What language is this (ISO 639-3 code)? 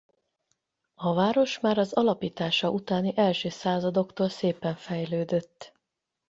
hun